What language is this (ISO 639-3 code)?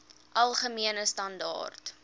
afr